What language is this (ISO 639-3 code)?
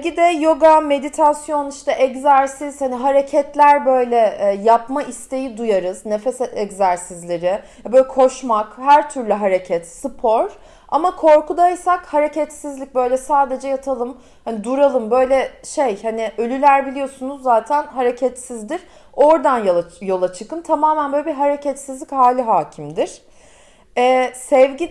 tur